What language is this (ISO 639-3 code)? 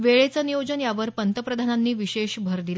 mar